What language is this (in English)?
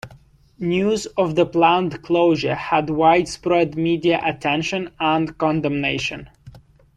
English